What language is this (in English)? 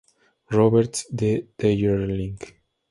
Spanish